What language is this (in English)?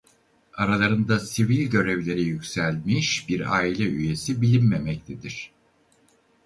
Turkish